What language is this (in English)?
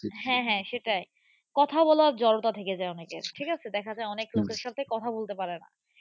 Bangla